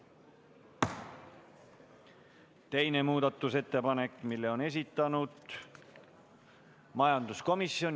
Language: Estonian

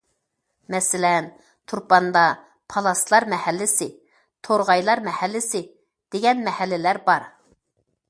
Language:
Uyghur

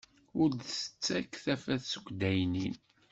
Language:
Kabyle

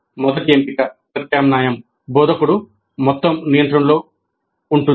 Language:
Telugu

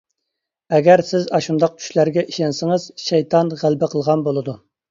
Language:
Uyghur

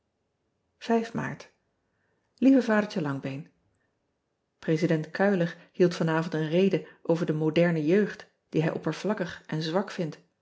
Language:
Dutch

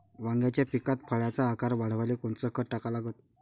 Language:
Marathi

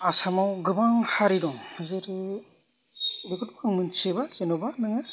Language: Bodo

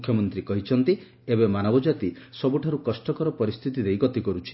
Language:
Odia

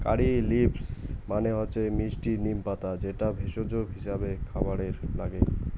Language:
Bangla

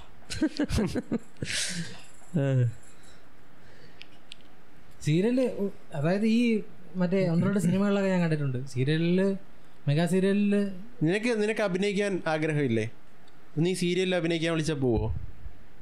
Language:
Malayalam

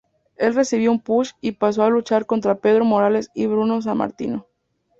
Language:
Spanish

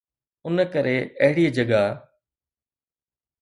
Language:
Sindhi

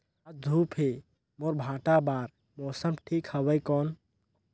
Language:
Chhattisgarhi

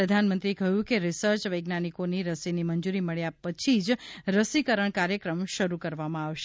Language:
Gujarati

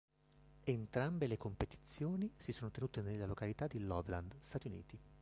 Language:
Italian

